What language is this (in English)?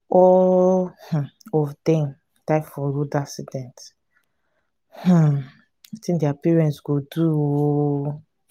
Nigerian Pidgin